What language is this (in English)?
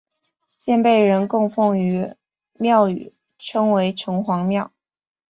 Chinese